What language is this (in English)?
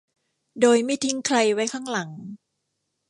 Thai